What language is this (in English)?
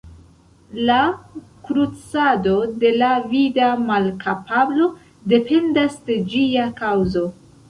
Esperanto